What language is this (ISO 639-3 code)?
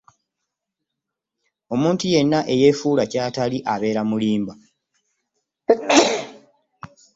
lug